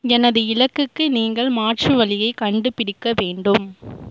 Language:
Tamil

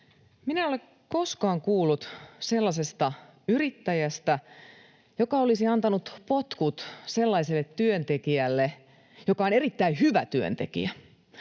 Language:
Finnish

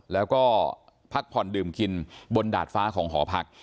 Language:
Thai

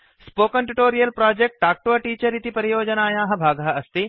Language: Sanskrit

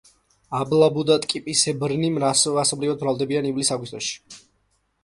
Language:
Georgian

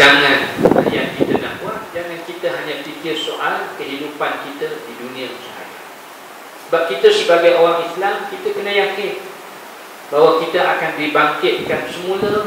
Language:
Malay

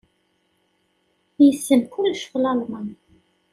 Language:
Kabyle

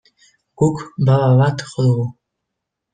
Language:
Basque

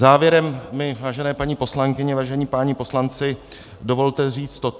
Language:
Czech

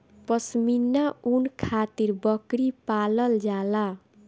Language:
Bhojpuri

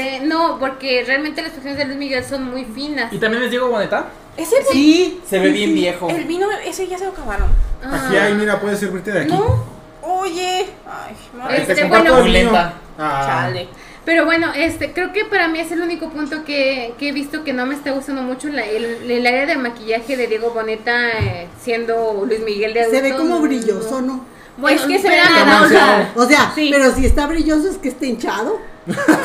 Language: Spanish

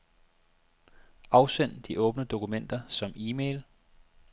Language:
Danish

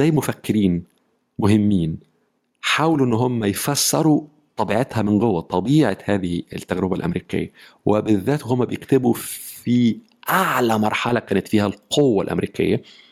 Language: Arabic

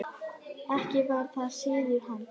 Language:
Icelandic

